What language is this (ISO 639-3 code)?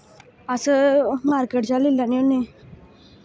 doi